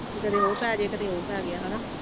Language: Punjabi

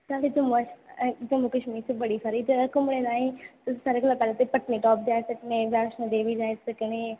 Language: Dogri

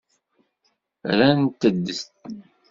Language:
Kabyle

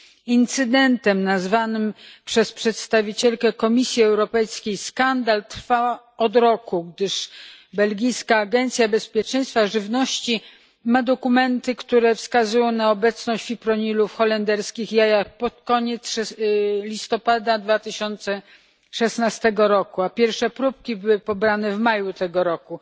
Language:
Polish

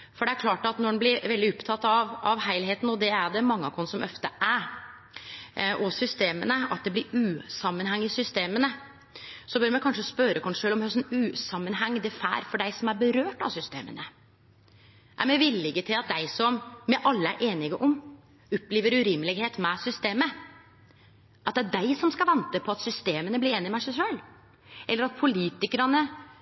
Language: Norwegian Nynorsk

